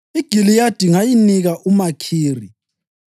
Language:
North Ndebele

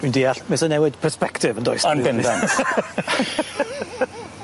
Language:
Welsh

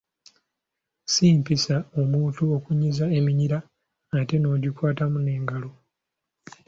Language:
Ganda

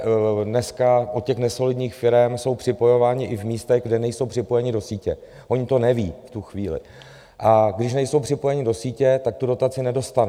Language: Czech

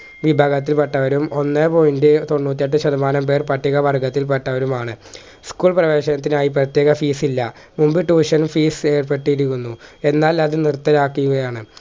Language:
Malayalam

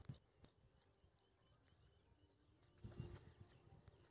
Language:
Maithili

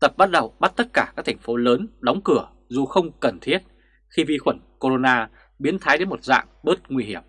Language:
Vietnamese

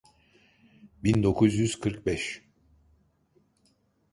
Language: Turkish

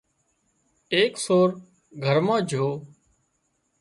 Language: Wadiyara Koli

